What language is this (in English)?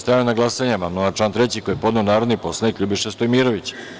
Serbian